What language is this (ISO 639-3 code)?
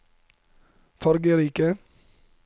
nor